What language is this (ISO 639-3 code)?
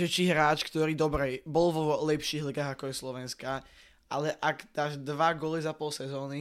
slk